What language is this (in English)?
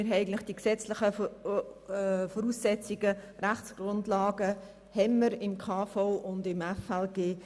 Swiss German